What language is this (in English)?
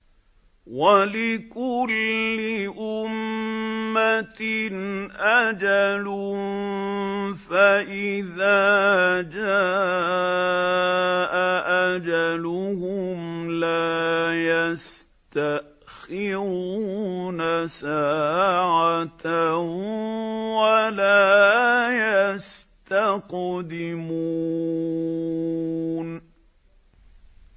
Arabic